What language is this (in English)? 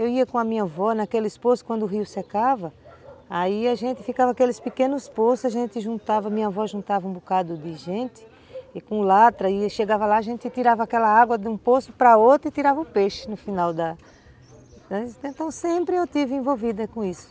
Portuguese